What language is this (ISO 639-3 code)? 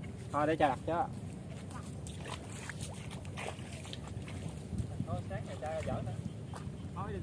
vie